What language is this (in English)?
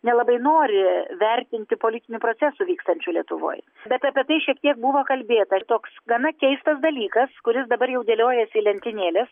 Lithuanian